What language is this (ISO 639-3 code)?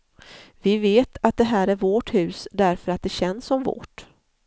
swe